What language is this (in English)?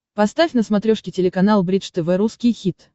Russian